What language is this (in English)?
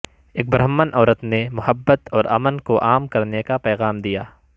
Urdu